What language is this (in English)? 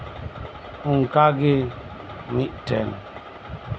Santali